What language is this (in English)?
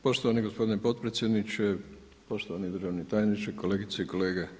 Croatian